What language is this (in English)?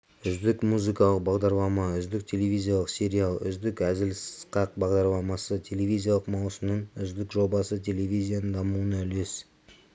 Kazakh